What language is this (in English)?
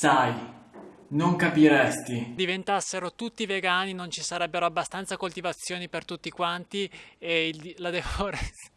Italian